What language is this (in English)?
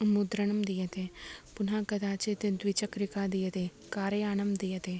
Sanskrit